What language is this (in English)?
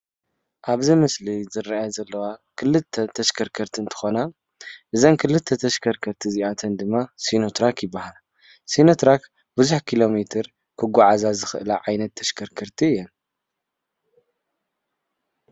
Tigrinya